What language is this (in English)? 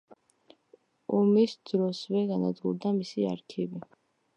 Georgian